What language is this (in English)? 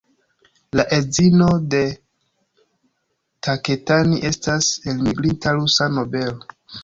Esperanto